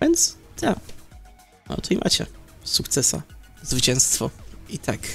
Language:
Polish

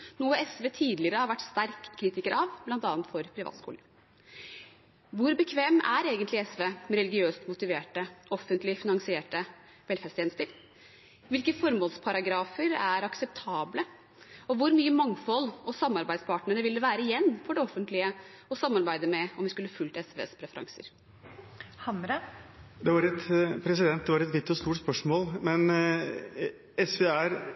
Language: Norwegian Bokmål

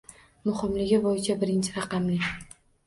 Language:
Uzbek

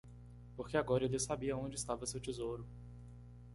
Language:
Portuguese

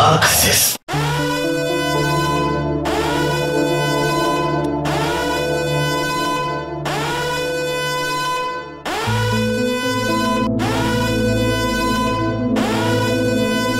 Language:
Korean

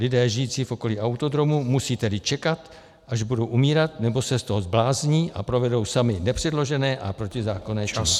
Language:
Czech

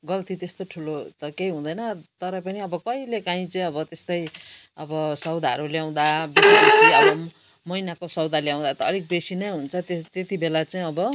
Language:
Nepali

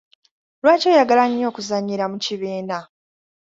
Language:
Ganda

